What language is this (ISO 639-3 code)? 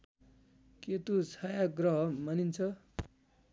nep